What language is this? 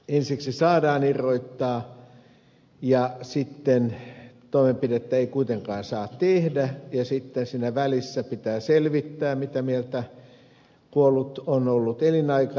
Finnish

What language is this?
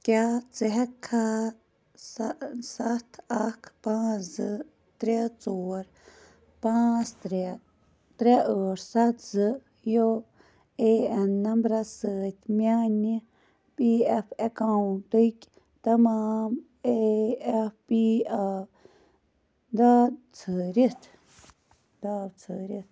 Kashmiri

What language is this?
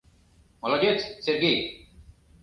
Mari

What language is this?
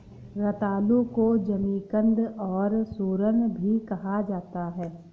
Hindi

